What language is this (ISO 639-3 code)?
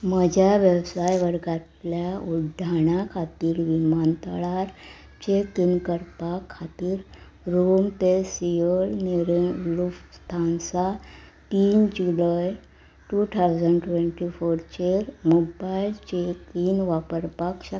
kok